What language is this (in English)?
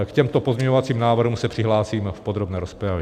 Czech